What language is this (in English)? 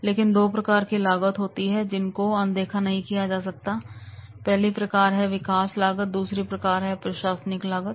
Hindi